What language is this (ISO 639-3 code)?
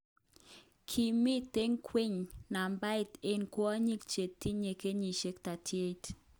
kln